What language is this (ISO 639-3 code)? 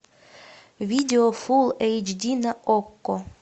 rus